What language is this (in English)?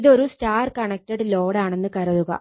Malayalam